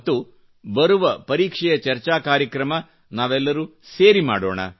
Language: Kannada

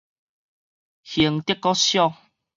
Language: Min Nan Chinese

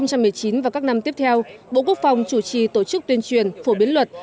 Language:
Vietnamese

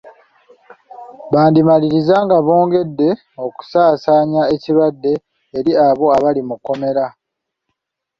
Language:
Ganda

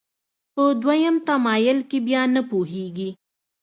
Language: Pashto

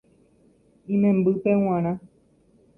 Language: Guarani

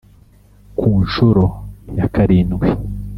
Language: Kinyarwanda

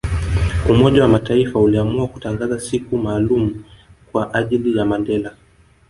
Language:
Swahili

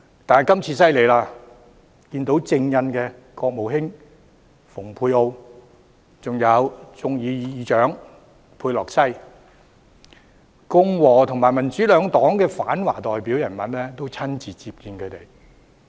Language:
Cantonese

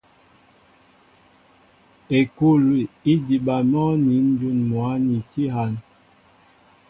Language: Mbo (Cameroon)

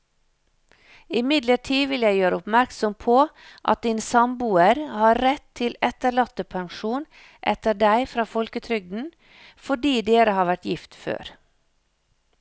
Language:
Norwegian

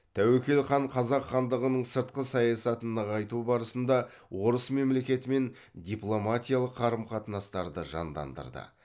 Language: Kazakh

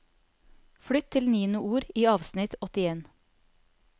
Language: Norwegian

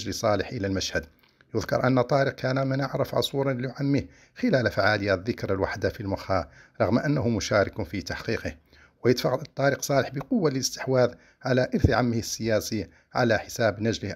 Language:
Arabic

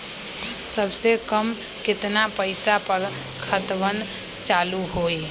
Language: Magahi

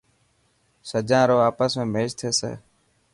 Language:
Dhatki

